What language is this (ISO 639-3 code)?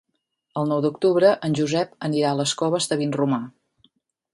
cat